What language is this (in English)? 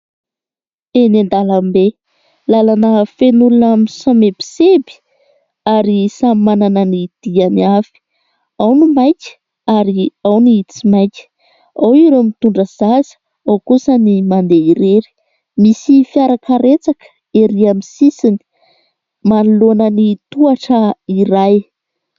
Malagasy